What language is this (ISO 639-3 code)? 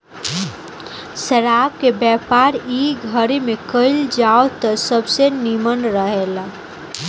bho